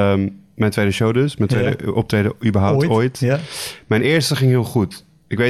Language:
Dutch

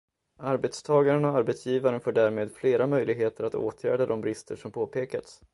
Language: Swedish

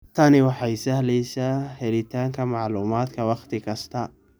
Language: Somali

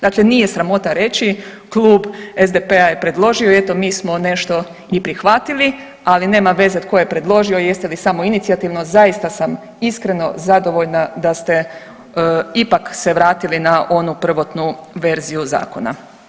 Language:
Croatian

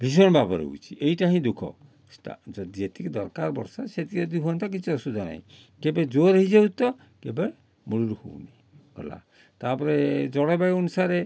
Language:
Odia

